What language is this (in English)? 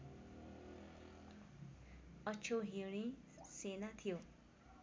Nepali